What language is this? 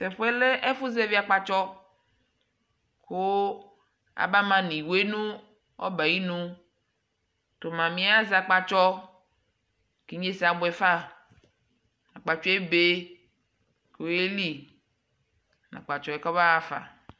Ikposo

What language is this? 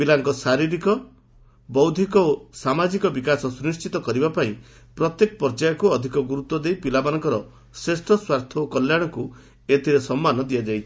Odia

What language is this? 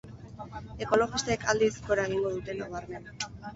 Basque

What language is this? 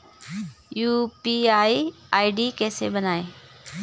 Hindi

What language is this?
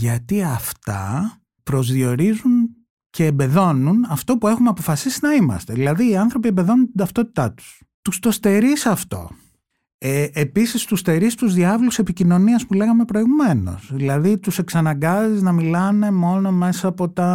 Greek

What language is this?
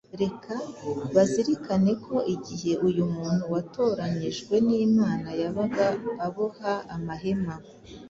Kinyarwanda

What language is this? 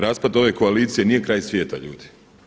Croatian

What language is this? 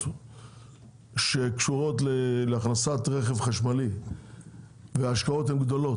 Hebrew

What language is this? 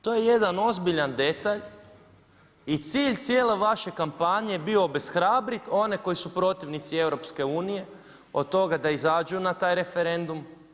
Croatian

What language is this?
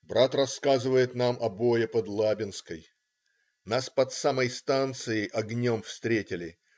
Russian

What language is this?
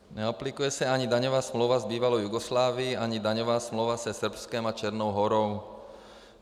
Czech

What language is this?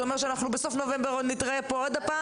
Hebrew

